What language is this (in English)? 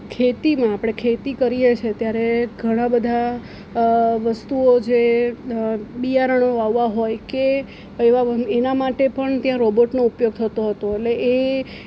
Gujarati